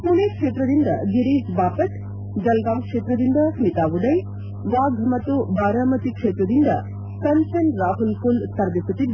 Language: Kannada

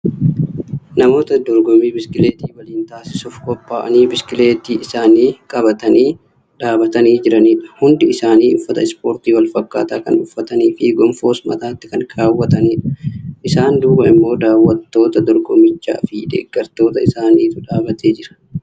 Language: Oromo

